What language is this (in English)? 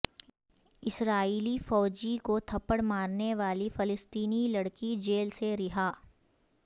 Urdu